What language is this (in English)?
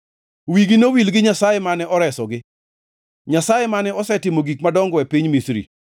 Luo (Kenya and Tanzania)